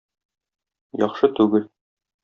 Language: Tatar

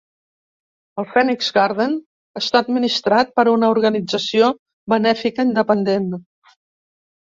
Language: Catalan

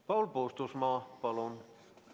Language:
Estonian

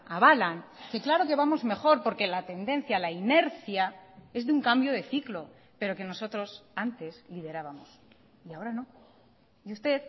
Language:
Spanish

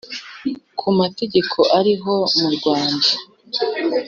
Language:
Kinyarwanda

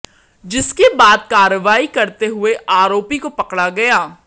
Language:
Hindi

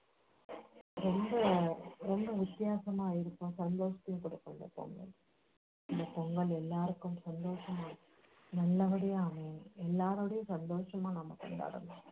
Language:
Tamil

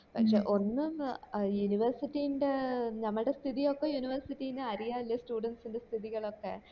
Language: Malayalam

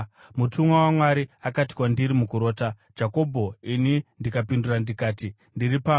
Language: Shona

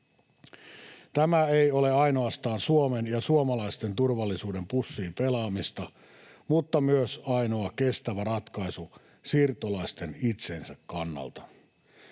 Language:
Finnish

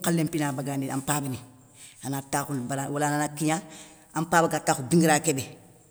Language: Soninke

